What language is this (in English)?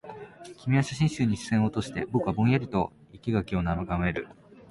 Japanese